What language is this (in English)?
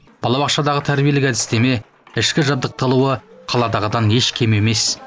Kazakh